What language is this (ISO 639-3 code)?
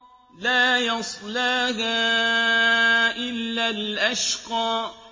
ara